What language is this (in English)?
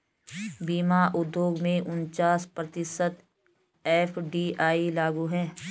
Hindi